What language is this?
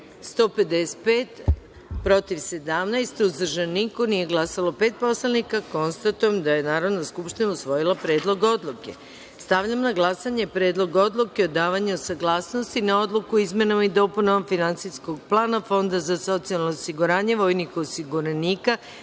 Serbian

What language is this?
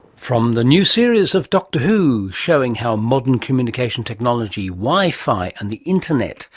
English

